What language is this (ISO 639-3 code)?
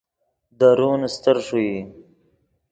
ydg